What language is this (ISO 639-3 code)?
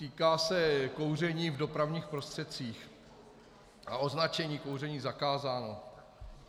ces